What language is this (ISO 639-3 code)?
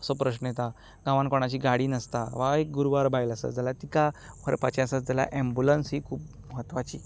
kok